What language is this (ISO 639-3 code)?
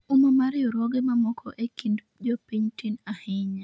luo